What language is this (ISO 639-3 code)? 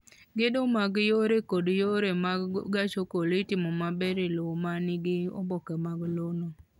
luo